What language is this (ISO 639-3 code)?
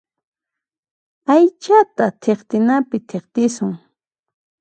qxp